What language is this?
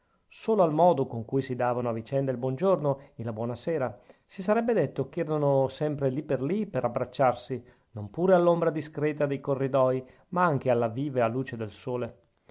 Italian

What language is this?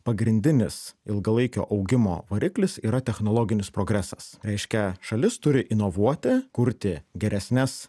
Lithuanian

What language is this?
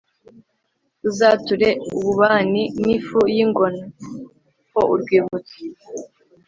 Kinyarwanda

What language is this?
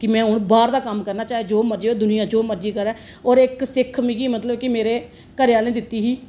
Dogri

